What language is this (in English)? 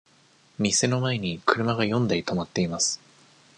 Japanese